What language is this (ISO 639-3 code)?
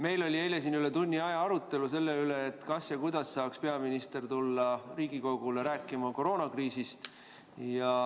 est